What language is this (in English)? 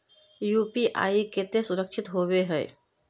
Magahi